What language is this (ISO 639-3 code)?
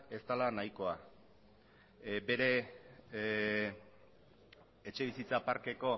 eus